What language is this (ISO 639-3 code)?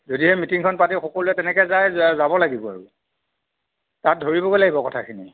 asm